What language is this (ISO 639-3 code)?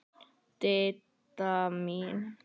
isl